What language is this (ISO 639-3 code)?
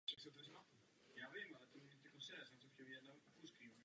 ces